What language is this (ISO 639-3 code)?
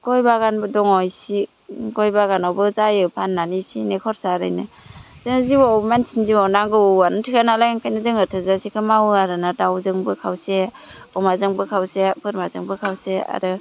brx